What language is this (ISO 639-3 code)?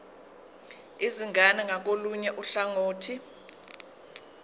zul